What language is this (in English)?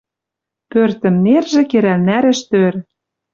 Western Mari